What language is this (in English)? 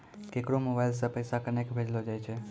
Maithili